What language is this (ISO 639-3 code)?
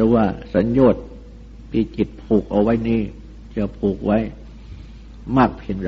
tha